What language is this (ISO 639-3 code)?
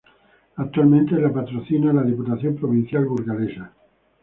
spa